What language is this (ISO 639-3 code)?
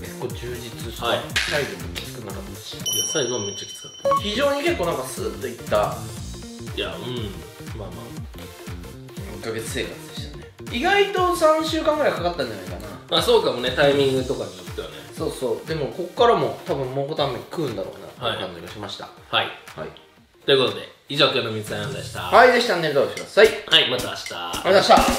jpn